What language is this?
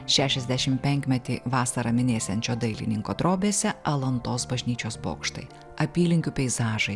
Lithuanian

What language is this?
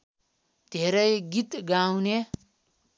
Nepali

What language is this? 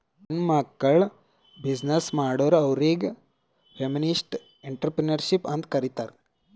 Kannada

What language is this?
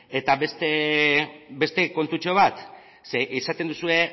Basque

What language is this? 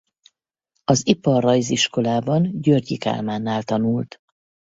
Hungarian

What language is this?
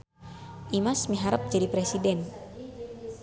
Sundanese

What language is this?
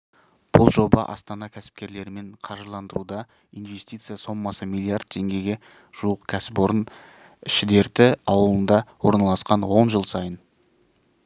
Kazakh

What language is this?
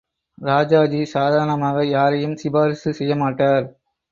Tamil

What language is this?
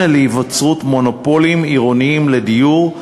Hebrew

